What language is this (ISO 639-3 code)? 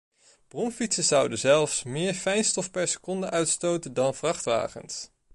nld